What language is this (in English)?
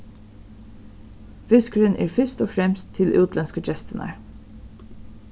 Faroese